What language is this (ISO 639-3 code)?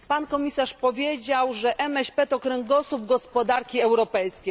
pol